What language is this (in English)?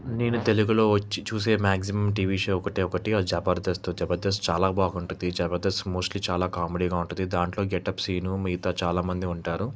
Telugu